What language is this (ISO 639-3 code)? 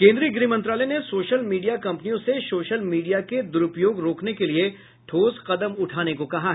hin